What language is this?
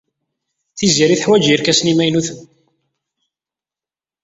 Kabyle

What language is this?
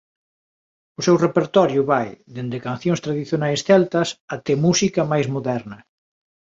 Galician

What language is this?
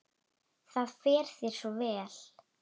Icelandic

